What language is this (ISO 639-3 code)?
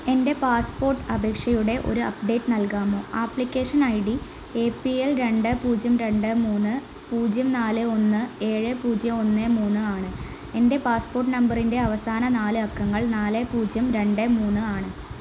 mal